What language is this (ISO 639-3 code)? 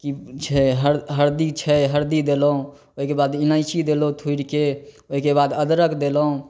mai